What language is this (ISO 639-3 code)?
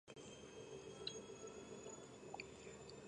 kat